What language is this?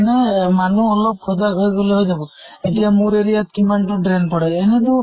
Assamese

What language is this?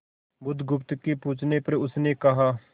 Hindi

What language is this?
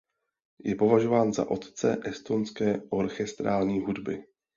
Czech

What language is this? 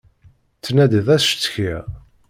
Kabyle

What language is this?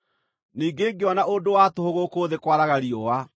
Kikuyu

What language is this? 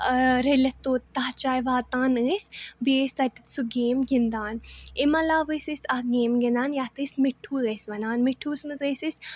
Kashmiri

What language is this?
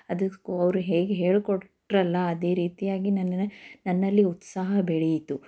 Kannada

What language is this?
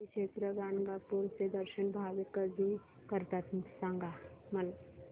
Marathi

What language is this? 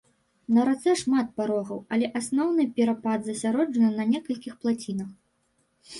Belarusian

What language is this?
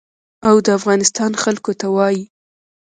Pashto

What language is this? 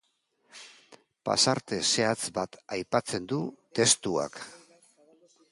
Basque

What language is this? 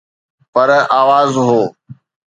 Sindhi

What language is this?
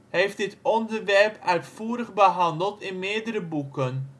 Dutch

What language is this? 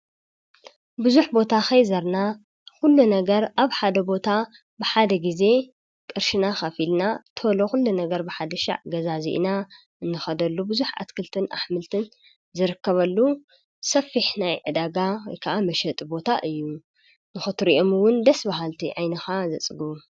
Tigrinya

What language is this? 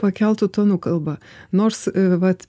Lithuanian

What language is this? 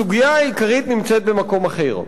Hebrew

